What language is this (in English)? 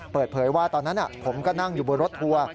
Thai